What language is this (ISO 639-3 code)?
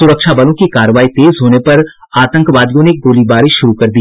hin